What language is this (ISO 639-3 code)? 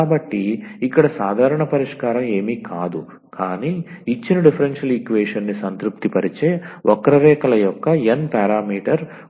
tel